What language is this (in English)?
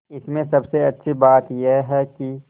Hindi